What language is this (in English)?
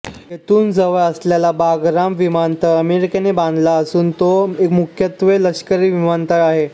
Marathi